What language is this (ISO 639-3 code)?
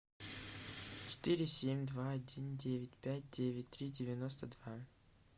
rus